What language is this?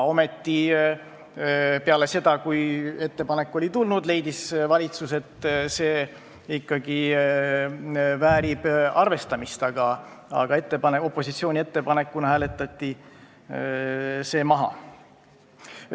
Estonian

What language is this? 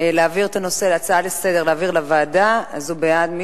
Hebrew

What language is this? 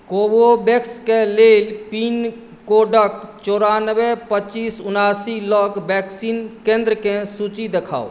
Maithili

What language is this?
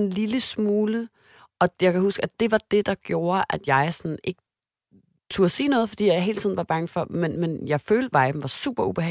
Danish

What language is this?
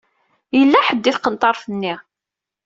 Kabyle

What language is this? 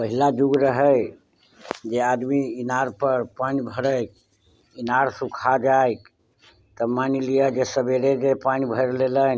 Maithili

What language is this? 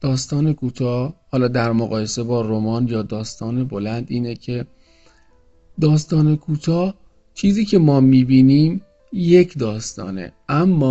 Persian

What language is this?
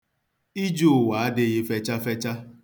Igbo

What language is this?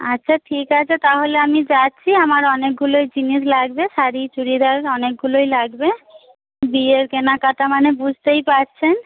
Bangla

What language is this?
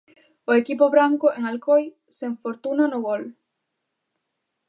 Galician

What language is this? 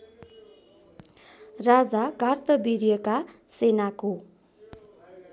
Nepali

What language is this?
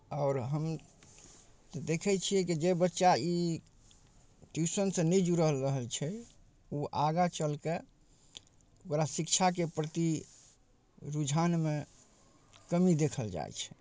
Maithili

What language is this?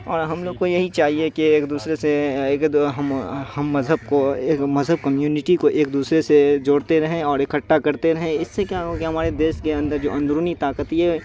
Urdu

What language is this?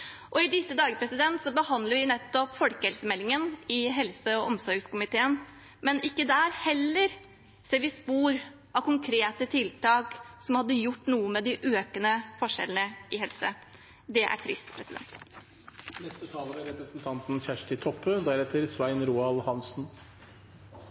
Norwegian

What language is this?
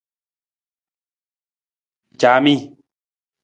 Nawdm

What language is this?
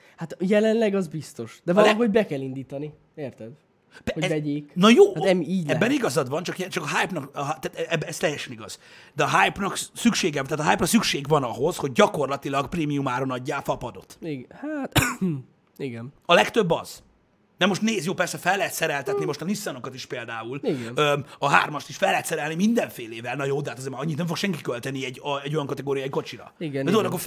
Hungarian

